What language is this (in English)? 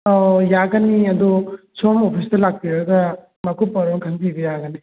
Manipuri